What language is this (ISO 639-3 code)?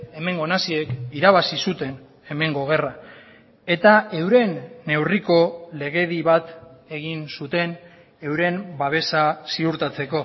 eus